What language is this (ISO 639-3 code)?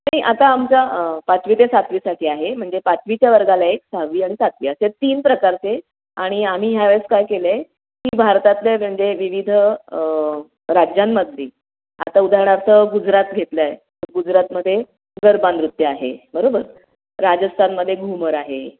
mar